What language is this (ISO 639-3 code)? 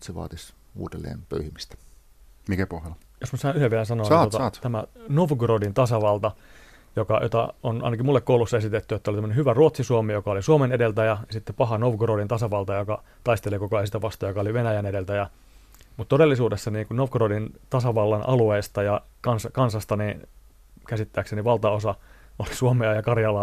fin